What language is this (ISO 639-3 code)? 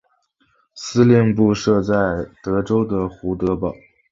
zho